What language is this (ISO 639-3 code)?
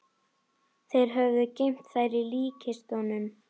isl